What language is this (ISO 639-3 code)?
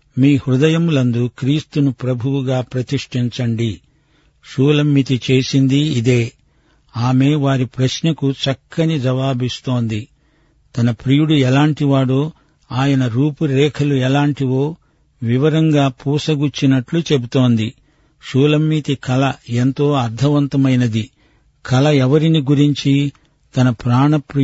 tel